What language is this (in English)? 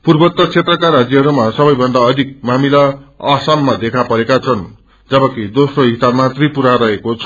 Nepali